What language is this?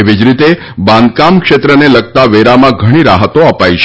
Gujarati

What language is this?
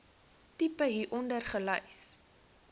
Afrikaans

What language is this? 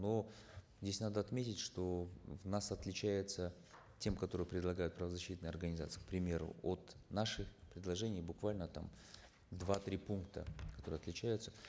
Kazakh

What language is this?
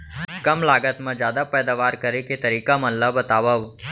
Chhattisgarhi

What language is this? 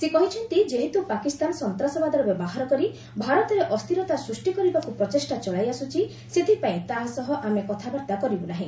Odia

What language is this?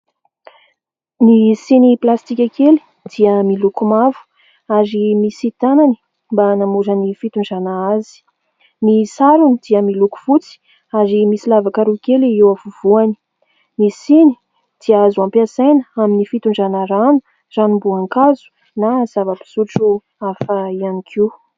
Malagasy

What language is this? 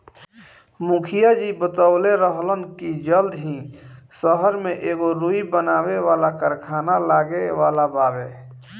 Bhojpuri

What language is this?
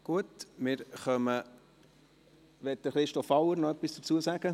Swiss German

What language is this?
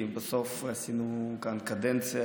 Hebrew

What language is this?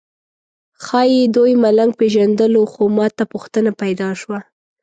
Pashto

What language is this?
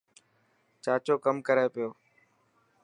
Dhatki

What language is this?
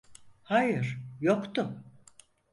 Turkish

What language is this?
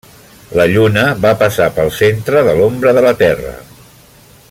Catalan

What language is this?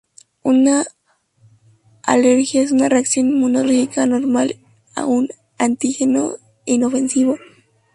Spanish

